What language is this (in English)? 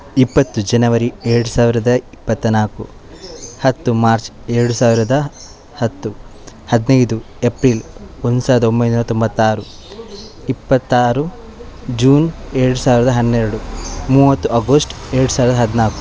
Kannada